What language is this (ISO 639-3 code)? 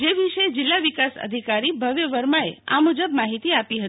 guj